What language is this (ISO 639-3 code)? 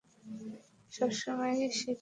ben